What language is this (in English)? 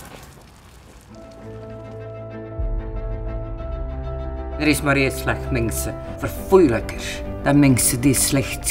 Dutch